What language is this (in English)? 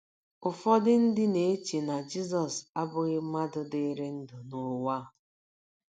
Igbo